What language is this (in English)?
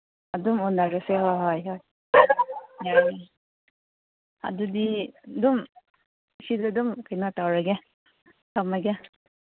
Manipuri